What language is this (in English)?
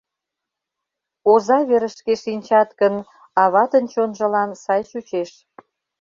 Mari